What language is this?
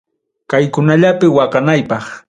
Ayacucho Quechua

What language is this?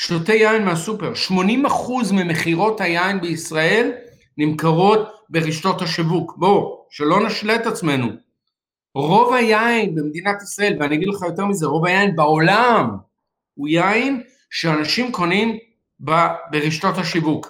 Hebrew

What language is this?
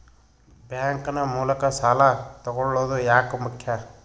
Kannada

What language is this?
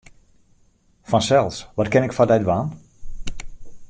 Western Frisian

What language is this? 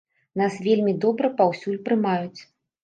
Belarusian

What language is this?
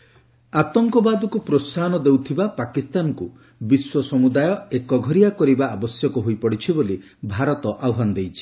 Odia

